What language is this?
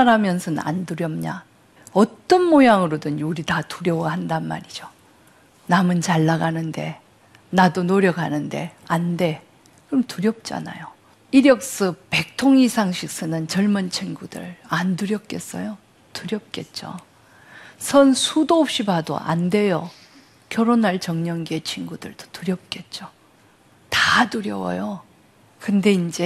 Korean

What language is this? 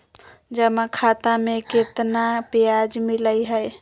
Magahi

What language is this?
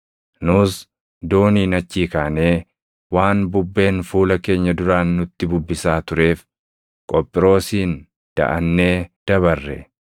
Oromo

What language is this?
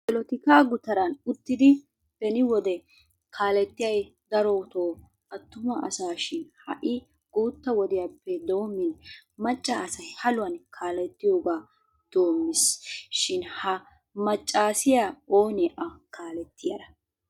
Wolaytta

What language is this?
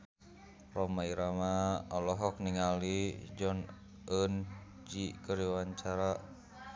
Sundanese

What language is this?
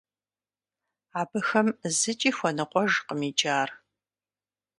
Kabardian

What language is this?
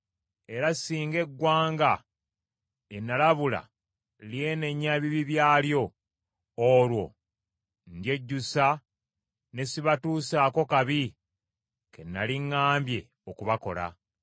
Ganda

